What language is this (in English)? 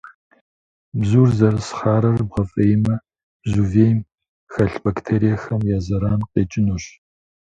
Kabardian